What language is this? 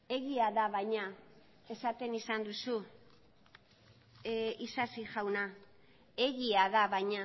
Basque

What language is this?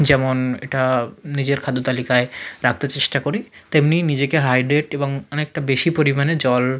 Bangla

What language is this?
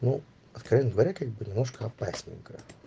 Russian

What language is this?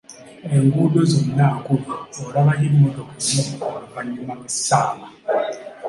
Ganda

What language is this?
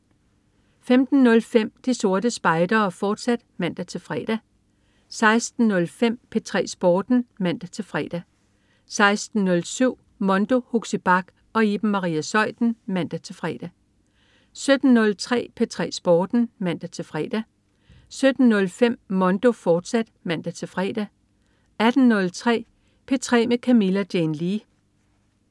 Danish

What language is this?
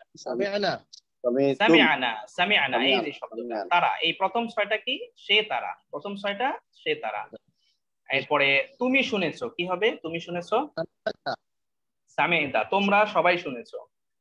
Indonesian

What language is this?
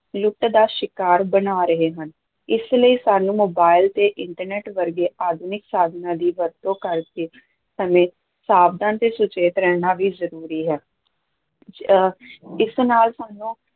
Punjabi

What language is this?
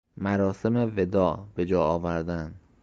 Persian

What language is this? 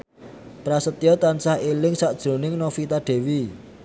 Javanese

